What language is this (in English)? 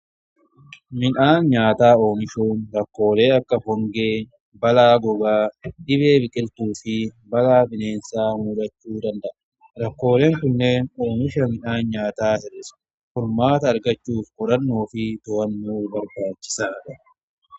Oromo